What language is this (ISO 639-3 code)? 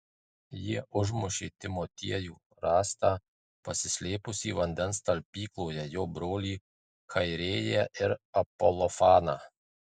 lit